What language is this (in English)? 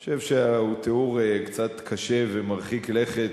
Hebrew